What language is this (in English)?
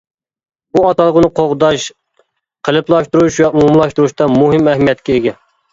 Uyghur